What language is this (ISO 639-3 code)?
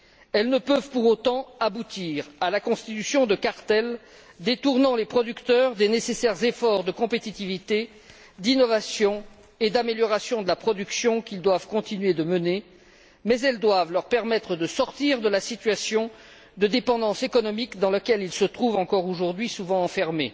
fra